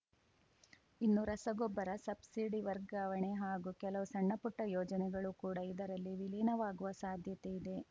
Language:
Kannada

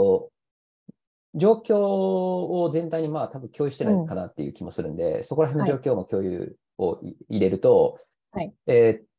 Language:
Japanese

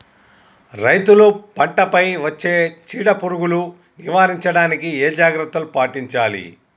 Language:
Telugu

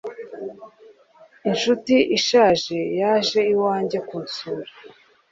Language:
Kinyarwanda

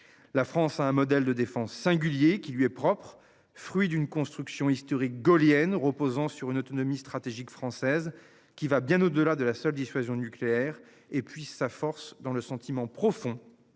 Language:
French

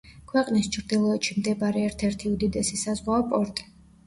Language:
Georgian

